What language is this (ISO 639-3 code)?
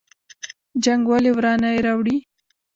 pus